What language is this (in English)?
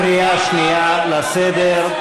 Hebrew